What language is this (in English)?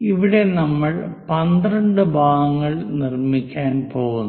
Malayalam